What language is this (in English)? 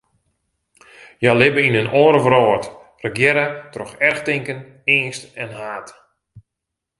Western Frisian